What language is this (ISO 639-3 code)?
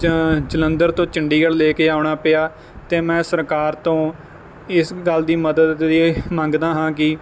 pan